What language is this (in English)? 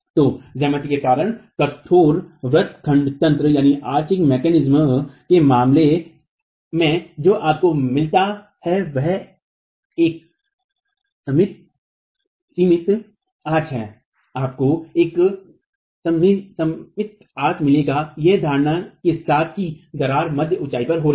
Hindi